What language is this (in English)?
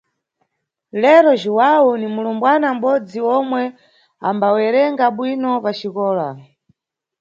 Nyungwe